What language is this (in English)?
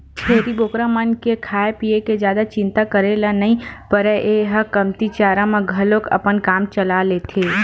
Chhattisgarhi